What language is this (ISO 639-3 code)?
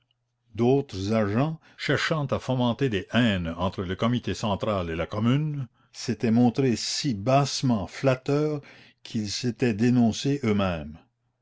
fra